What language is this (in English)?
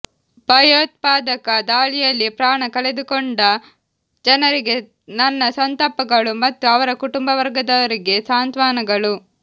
Kannada